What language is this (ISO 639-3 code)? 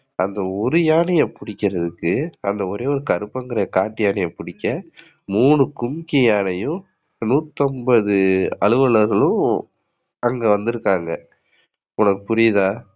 tam